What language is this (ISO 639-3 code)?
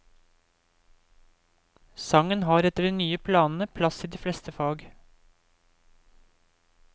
nor